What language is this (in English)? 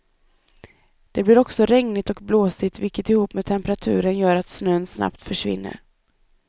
Swedish